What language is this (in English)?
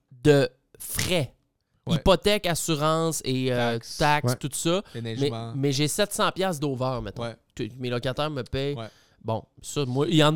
French